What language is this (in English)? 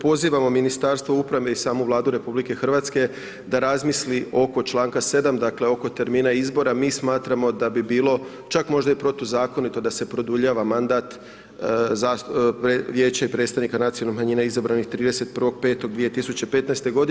Croatian